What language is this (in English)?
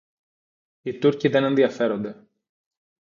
Greek